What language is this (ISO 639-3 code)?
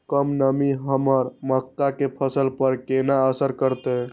mai